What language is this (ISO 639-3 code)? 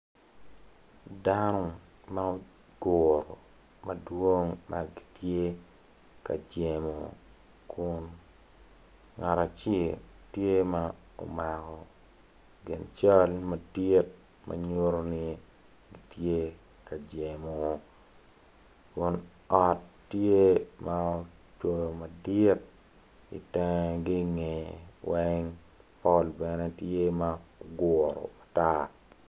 ach